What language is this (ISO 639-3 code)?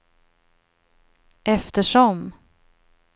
swe